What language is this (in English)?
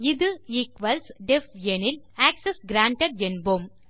Tamil